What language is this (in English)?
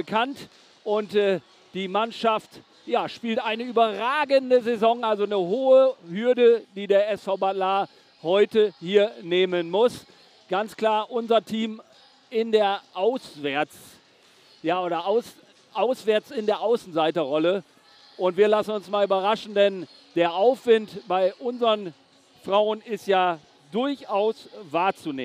German